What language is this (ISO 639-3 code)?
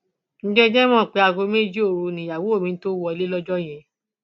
yor